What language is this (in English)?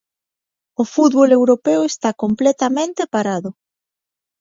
Galician